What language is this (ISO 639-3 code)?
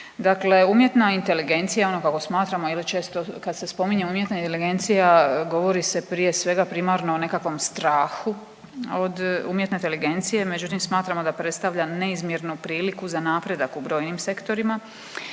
hrv